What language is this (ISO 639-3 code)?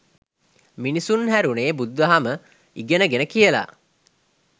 sin